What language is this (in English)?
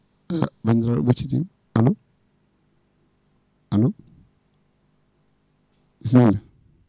Fula